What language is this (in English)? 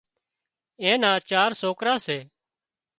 Wadiyara Koli